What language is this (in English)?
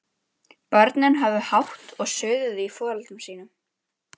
Icelandic